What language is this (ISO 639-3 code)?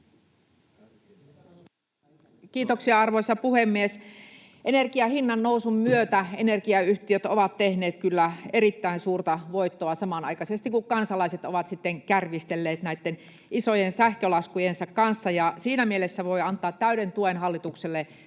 fin